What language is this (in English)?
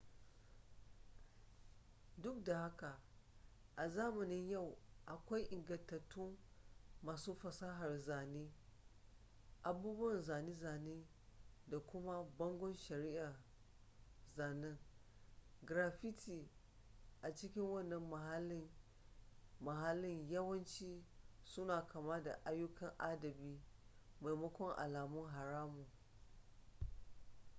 Hausa